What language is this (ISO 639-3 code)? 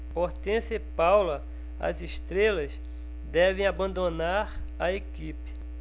por